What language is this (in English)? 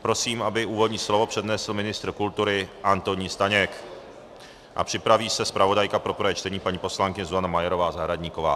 Czech